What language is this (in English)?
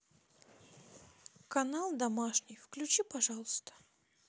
Russian